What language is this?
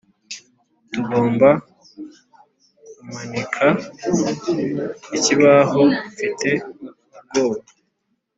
Kinyarwanda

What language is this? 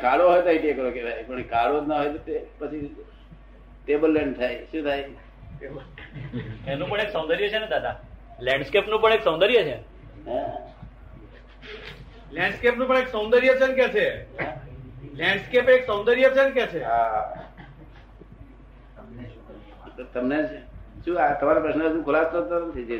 Gujarati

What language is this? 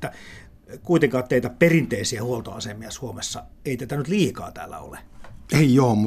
Finnish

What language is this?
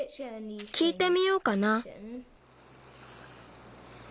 Japanese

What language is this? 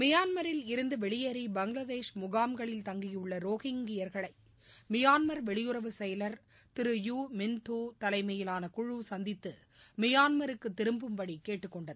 Tamil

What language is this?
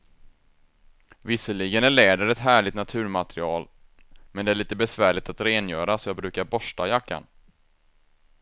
Swedish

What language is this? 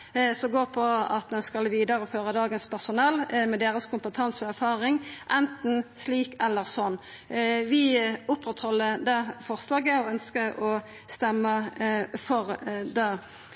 Norwegian Nynorsk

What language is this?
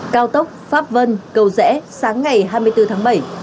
Vietnamese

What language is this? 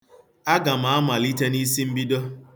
Igbo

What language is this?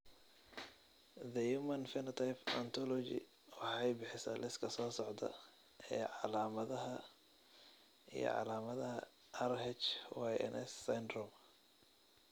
Somali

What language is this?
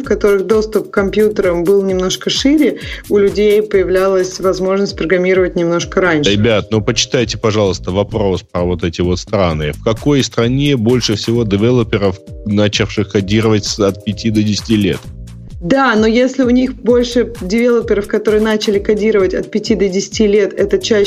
Russian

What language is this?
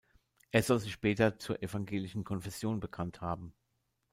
German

